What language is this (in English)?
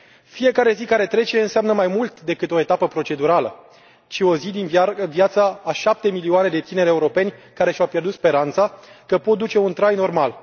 Romanian